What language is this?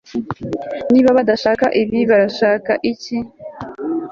Kinyarwanda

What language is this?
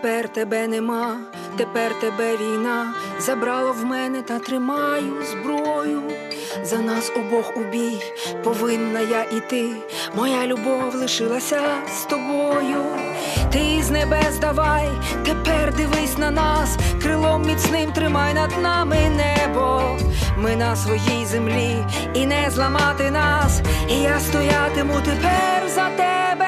Ukrainian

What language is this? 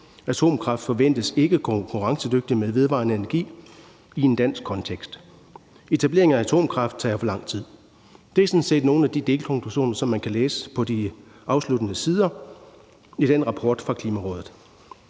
Danish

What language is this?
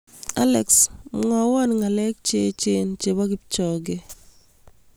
Kalenjin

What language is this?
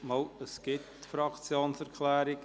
Swiss German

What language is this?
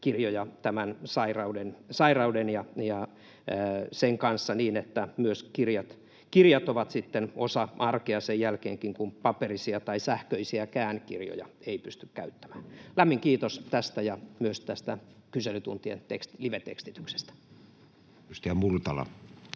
Finnish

